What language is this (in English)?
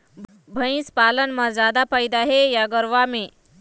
Chhattisgarhi